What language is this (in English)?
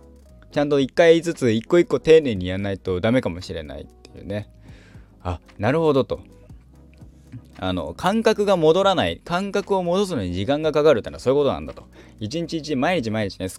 Japanese